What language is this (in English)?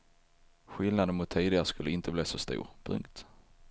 Swedish